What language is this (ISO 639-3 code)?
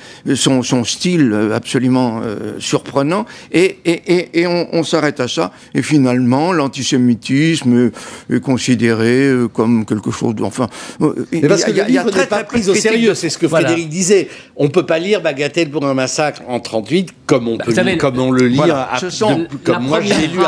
fra